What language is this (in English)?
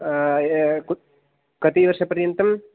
Sanskrit